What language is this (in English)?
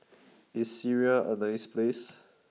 English